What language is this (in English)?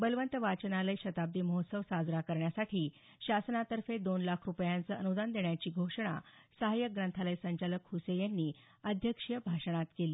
Marathi